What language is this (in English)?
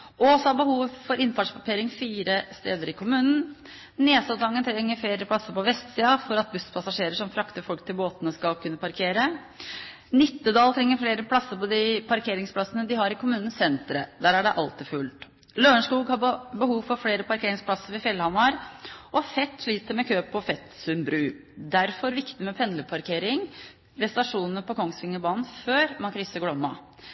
Norwegian Bokmål